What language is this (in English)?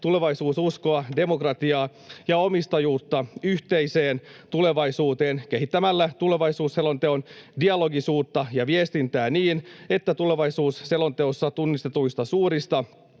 Finnish